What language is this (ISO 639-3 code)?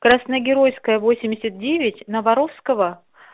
rus